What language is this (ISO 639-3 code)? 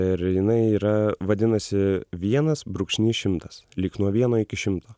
lit